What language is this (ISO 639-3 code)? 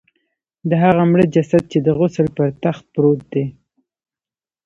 pus